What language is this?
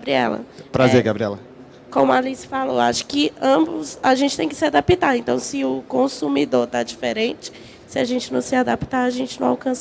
Portuguese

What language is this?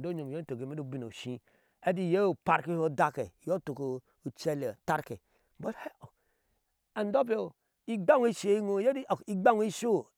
Ashe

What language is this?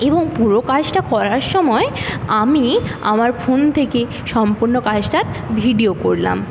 Bangla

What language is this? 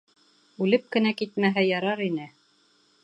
Bashkir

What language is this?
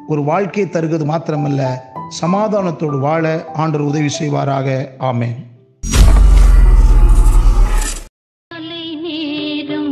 Tamil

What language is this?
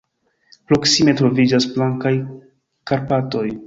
Esperanto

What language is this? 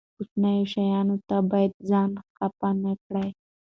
Pashto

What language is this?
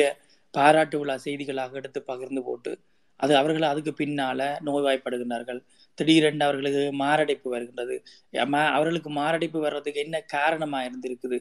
Tamil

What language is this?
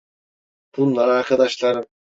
Turkish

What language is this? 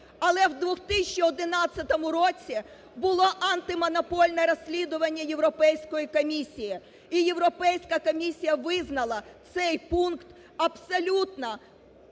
Ukrainian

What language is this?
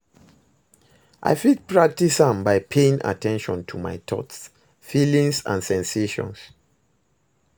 Nigerian Pidgin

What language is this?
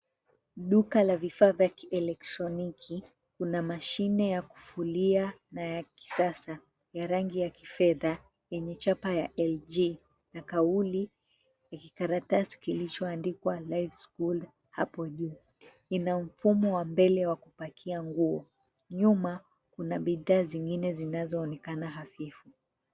Swahili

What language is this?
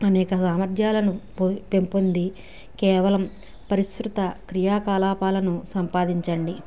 Telugu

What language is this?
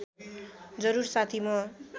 Nepali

